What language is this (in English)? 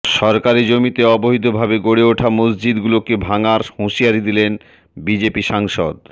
Bangla